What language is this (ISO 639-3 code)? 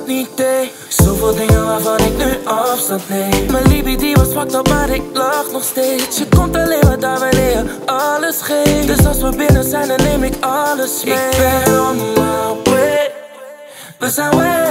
ron